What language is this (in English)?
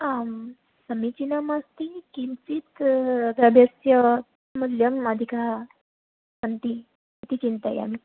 Sanskrit